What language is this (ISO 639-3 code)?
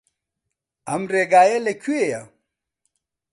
ckb